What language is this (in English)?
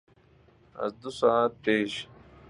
Persian